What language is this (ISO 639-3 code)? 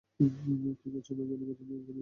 ben